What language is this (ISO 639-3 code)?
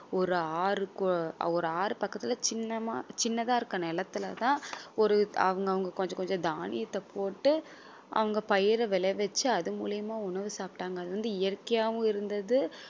tam